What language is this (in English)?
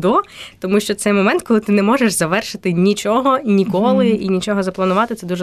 Ukrainian